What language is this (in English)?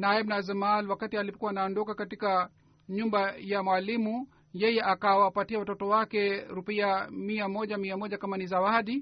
Swahili